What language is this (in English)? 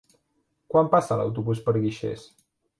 Catalan